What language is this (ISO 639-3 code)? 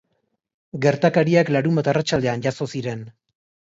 eus